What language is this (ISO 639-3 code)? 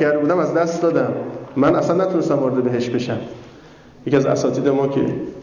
fas